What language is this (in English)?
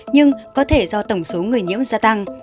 Vietnamese